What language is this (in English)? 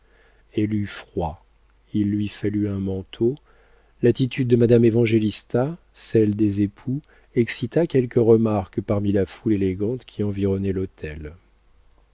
French